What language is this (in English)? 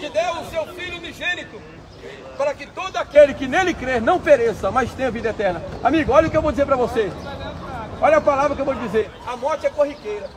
Portuguese